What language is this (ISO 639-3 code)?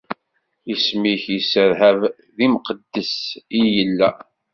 kab